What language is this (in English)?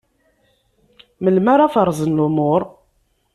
Kabyle